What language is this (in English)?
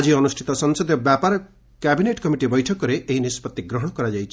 Odia